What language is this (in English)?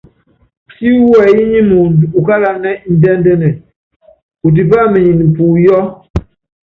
Yangben